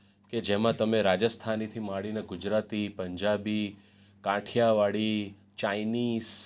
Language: Gujarati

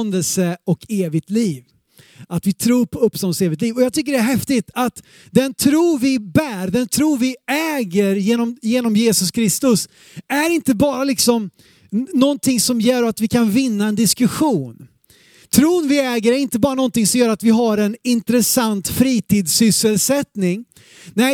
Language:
Swedish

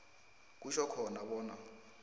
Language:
South Ndebele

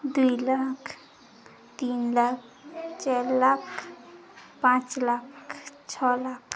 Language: Odia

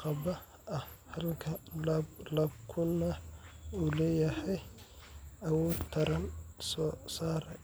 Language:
Somali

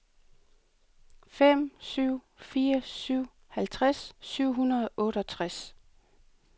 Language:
Danish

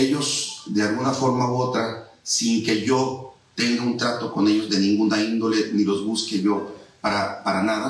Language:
Spanish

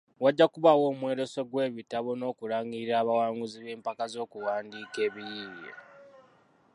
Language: Ganda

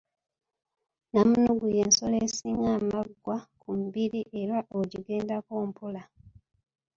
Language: Ganda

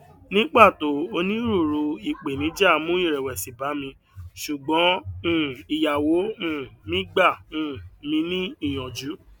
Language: Yoruba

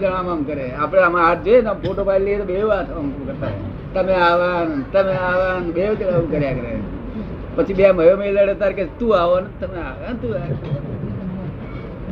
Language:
Gujarati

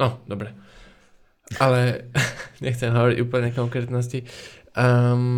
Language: Slovak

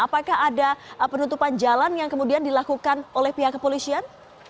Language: Indonesian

